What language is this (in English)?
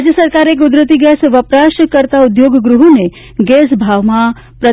Gujarati